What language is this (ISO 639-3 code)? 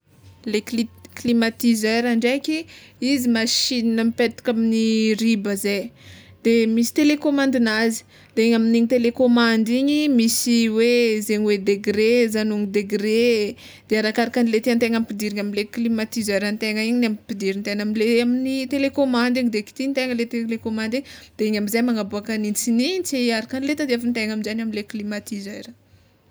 xmw